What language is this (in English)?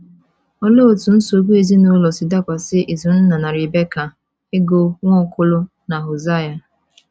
Igbo